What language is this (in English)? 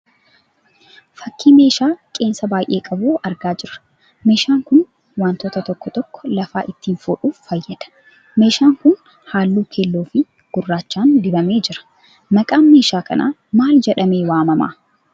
Oromo